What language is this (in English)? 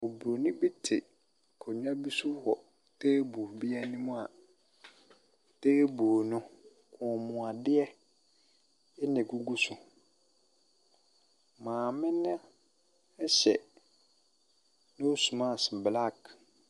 Akan